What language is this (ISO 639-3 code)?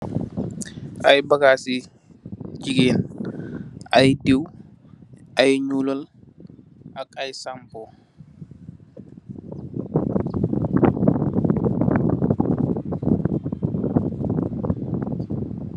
wol